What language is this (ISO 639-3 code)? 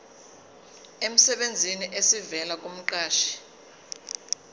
zul